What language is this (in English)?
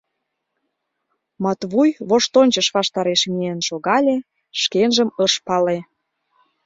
Mari